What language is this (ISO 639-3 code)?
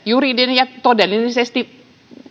fin